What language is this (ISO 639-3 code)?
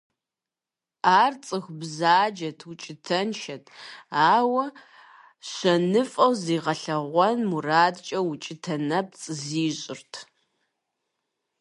kbd